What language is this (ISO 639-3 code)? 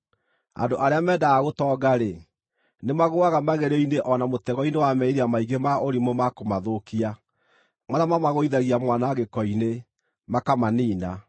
kik